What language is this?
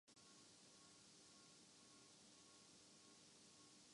Urdu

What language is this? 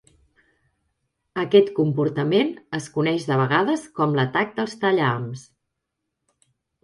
Catalan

